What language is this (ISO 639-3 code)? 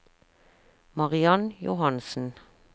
nor